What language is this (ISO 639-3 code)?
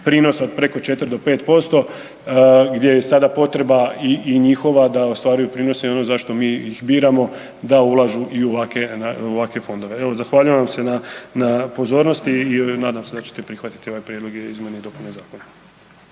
hrv